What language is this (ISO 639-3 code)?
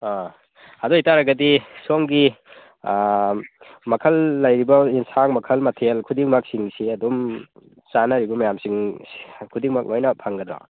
mni